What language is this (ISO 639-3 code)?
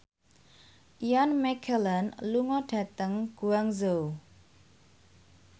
jav